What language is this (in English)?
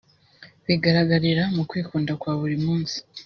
Kinyarwanda